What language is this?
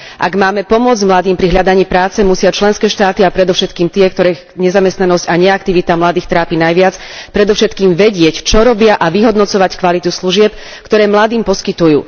Slovak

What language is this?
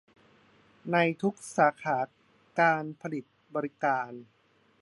Thai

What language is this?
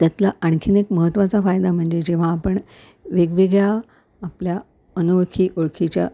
Marathi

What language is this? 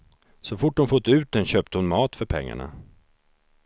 Swedish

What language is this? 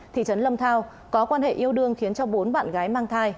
Vietnamese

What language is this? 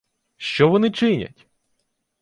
Ukrainian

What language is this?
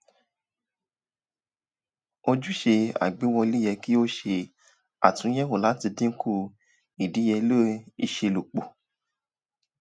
Yoruba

